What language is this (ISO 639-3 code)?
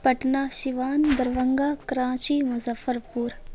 urd